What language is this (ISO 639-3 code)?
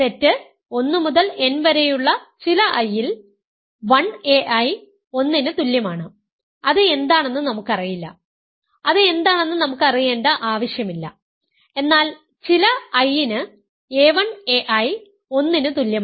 mal